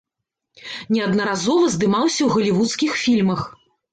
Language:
Belarusian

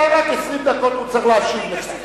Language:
Hebrew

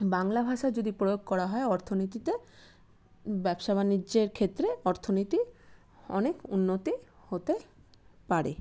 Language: Bangla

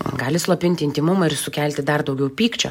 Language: Lithuanian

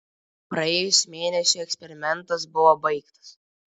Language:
Lithuanian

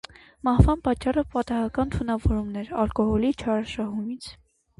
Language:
Armenian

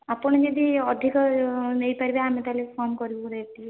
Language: Odia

